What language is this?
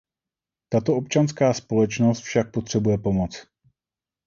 Czech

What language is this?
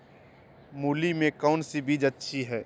Magahi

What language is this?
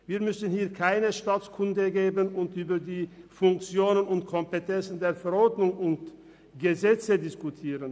Swiss German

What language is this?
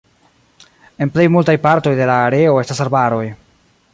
Esperanto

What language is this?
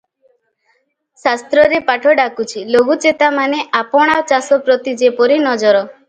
Odia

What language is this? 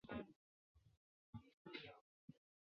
Chinese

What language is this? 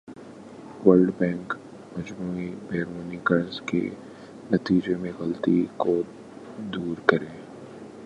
Urdu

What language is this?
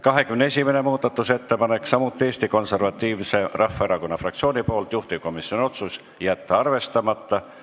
Estonian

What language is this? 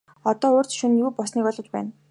Mongolian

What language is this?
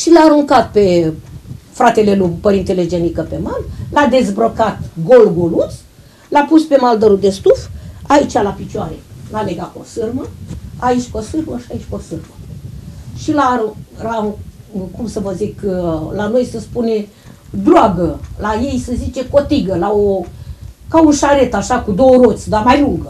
Romanian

